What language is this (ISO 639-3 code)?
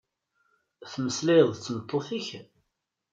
kab